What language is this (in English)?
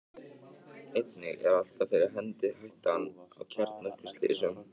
Icelandic